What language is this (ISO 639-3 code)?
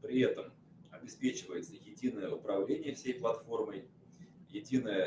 rus